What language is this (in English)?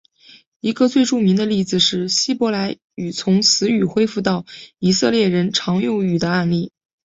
Chinese